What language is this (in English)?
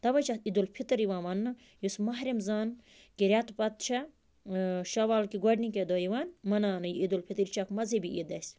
Kashmiri